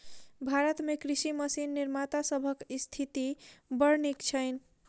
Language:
Maithili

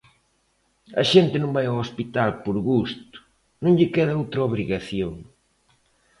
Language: Galician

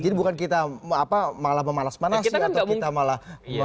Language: Indonesian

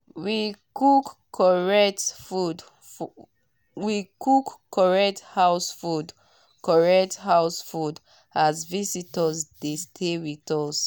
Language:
Nigerian Pidgin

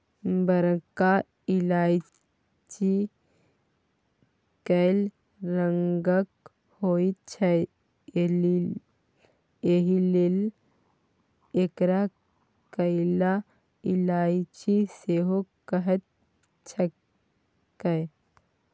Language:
Maithili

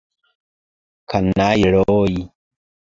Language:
Esperanto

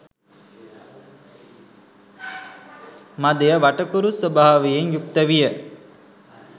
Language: Sinhala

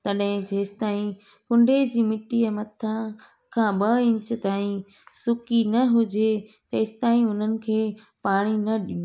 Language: Sindhi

